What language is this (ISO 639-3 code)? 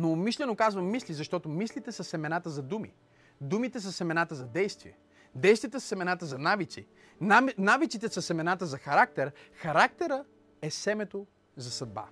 bul